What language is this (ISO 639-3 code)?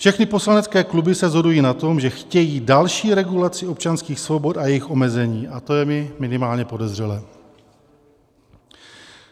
ces